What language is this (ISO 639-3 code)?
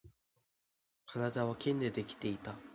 jpn